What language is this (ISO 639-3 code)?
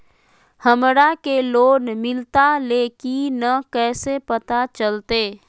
mag